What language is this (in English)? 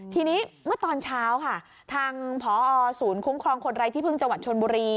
Thai